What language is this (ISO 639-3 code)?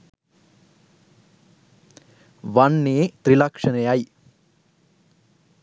sin